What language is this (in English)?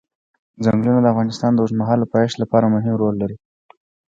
Pashto